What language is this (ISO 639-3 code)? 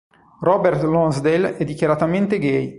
ita